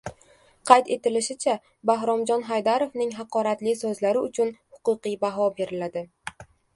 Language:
Uzbek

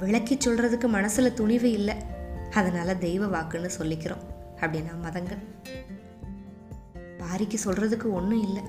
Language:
Tamil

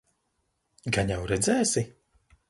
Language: Latvian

